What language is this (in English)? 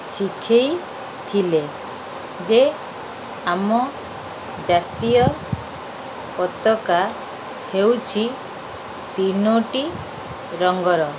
Odia